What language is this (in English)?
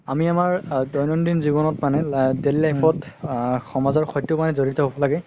Assamese